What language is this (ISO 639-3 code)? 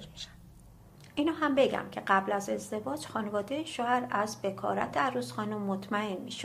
fas